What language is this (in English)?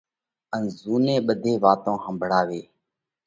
Parkari Koli